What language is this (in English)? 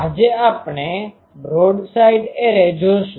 Gujarati